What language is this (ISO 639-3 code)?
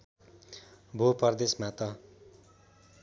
nep